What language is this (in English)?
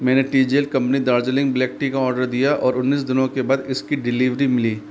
Hindi